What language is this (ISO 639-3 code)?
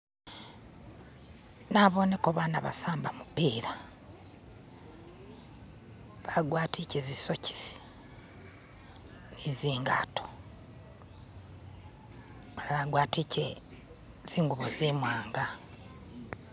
myx